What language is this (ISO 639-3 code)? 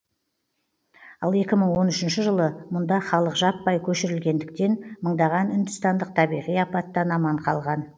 kaz